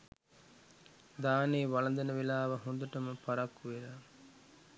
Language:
Sinhala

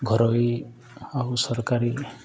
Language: Odia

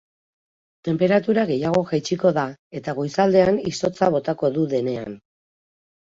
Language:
Basque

